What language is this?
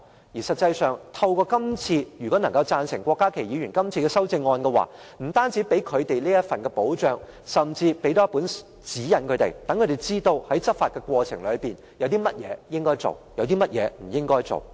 Cantonese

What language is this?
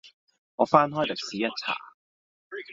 Cantonese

